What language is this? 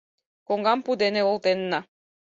Mari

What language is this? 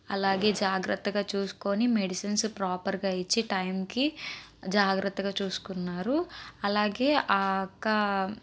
Telugu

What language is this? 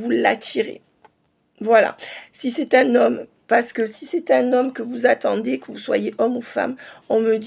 French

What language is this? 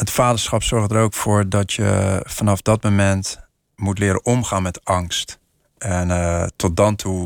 Dutch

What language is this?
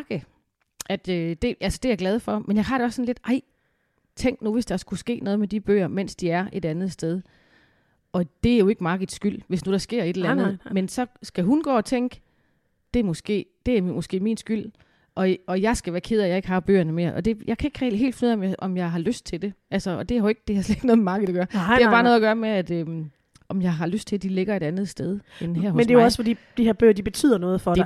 Danish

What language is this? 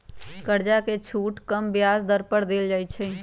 Magahi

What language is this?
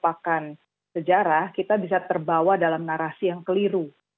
Indonesian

